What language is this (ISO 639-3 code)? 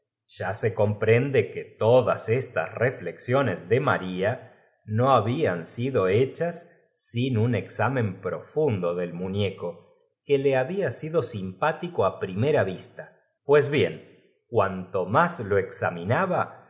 spa